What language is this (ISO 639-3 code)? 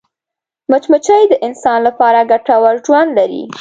pus